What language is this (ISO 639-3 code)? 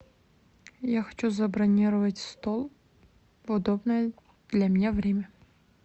rus